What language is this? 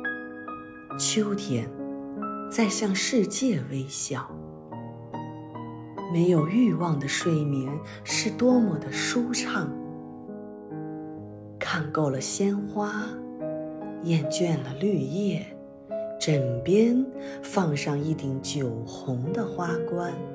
Chinese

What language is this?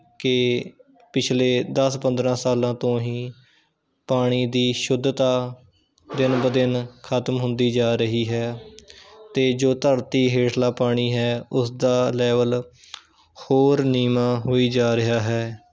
Punjabi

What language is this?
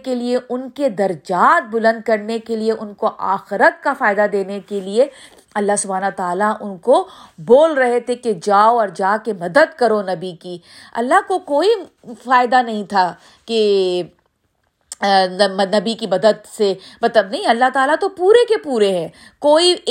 Urdu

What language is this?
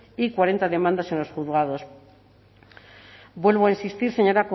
Spanish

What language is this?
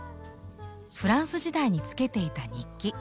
Japanese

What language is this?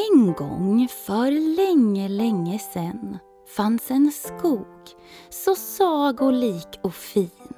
Swedish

